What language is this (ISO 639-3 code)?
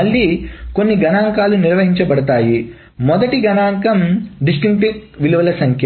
tel